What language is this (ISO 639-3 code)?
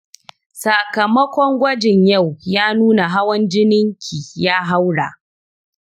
hau